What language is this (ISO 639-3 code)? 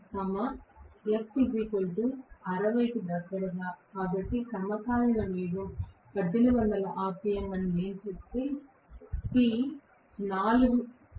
tel